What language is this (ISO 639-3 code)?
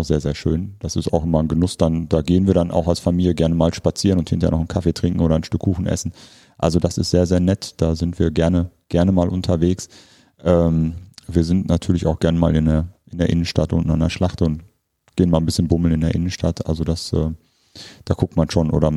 deu